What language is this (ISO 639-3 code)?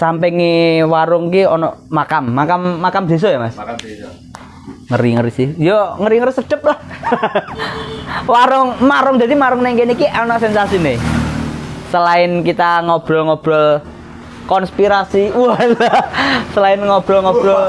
ind